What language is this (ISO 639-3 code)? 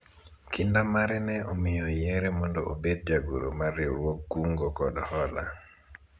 luo